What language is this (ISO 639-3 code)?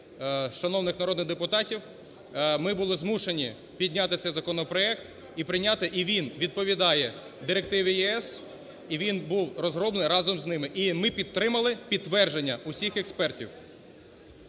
ukr